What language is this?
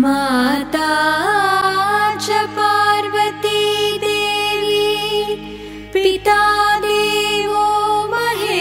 Hindi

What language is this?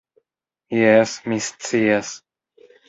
Esperanto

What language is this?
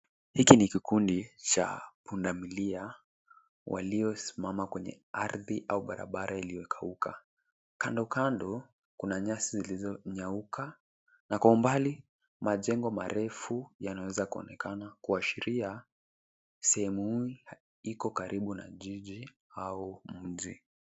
Swahili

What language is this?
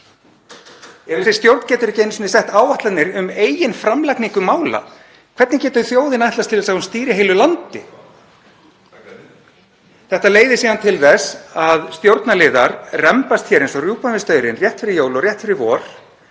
Icelandic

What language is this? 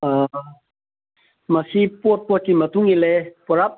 Manipuri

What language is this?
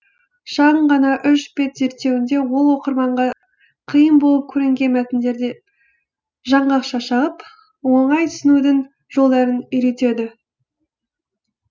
Kazakh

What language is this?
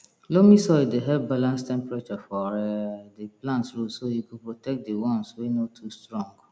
Nigerian Pidgin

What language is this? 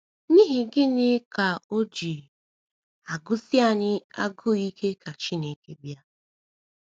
Igbo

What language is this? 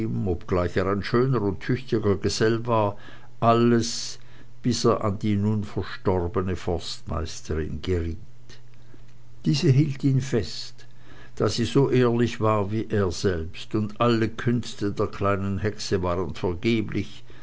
German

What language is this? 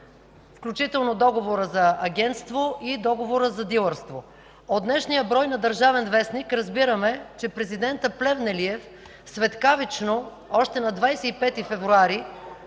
Bulgarian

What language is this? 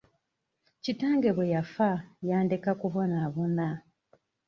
Ganda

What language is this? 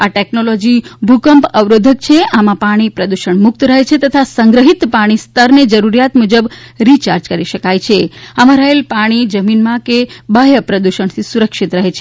Gujarati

